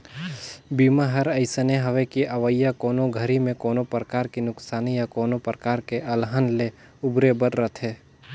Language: Chhattisgarhi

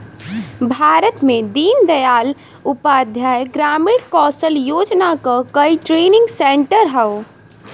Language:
Bhojpuri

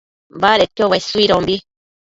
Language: Matsés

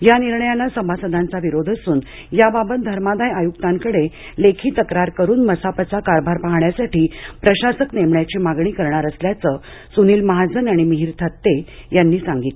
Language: Marathi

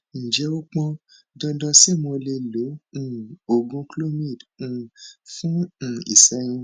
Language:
Yoruba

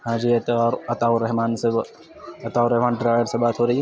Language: Urdu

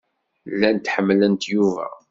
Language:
Kabyle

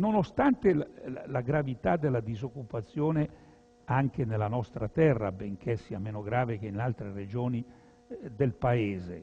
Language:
Italian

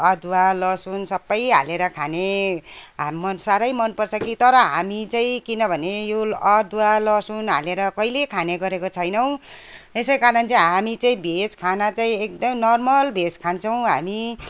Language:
Nepali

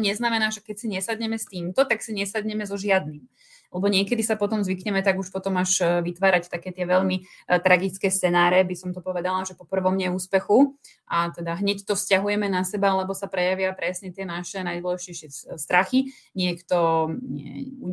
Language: Slovak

